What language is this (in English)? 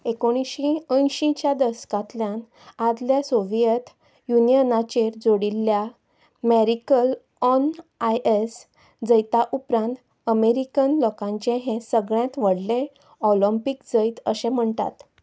Konkani